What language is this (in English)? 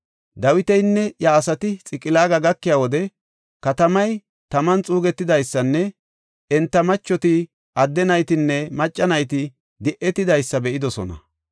Gofa